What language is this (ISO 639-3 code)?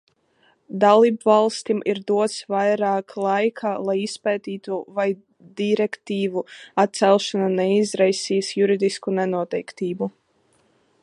lav